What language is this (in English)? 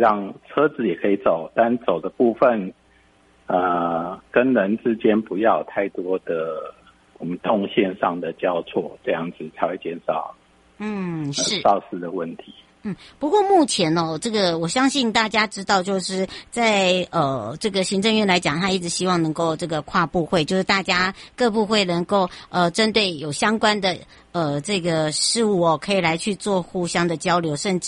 Chinese